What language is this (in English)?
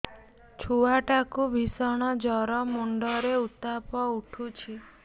Odia